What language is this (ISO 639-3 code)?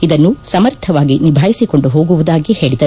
kan